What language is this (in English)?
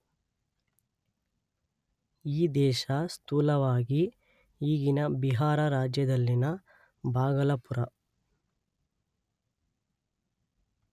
Kannada